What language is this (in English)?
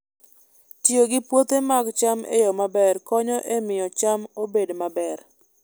Luo (Kenya and Tanzania)